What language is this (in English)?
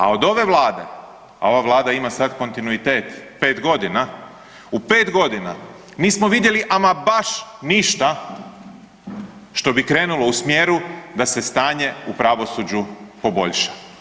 Croatian